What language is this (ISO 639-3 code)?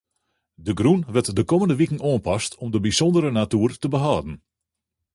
fry